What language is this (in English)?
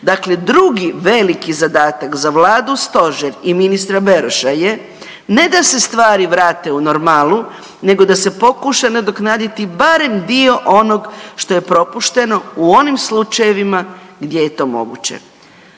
Croatian